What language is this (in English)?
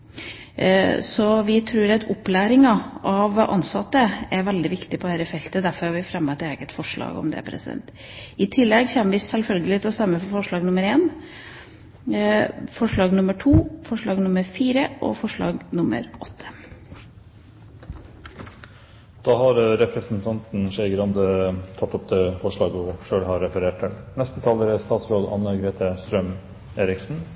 Norwegian